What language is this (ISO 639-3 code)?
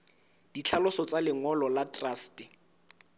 sot